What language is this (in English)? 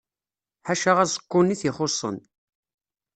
Kabyle